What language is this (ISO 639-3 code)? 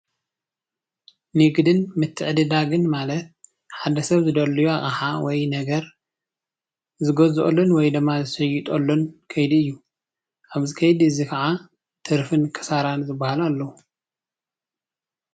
tir